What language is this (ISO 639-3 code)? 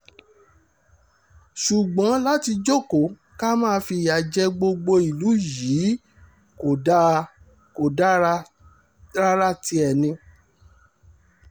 yor